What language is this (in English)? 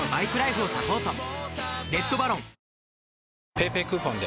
Japanese